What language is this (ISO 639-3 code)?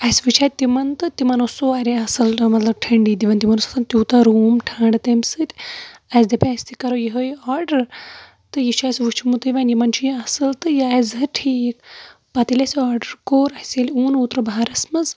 kas